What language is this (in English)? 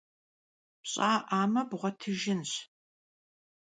Kabardian